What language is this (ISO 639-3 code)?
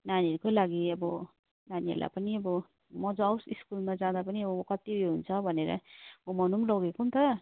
nep